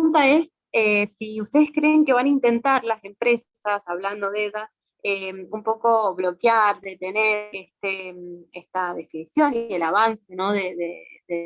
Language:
Spanish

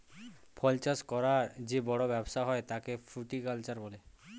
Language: Bangla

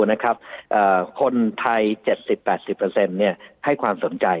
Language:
Thai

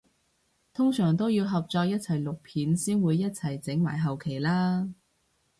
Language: Cantonese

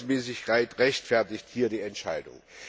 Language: German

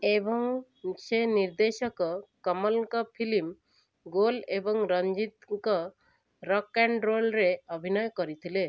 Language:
Odia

